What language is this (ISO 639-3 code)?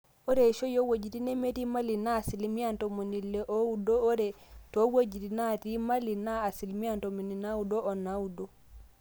mas